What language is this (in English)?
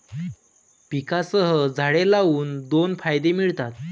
Marathi